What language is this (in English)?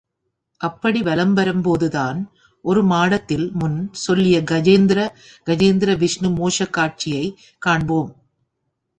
Tamil